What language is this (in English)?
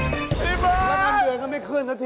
Thai